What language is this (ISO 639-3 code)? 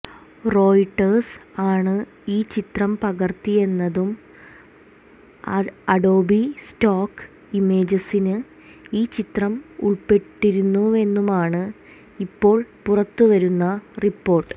mal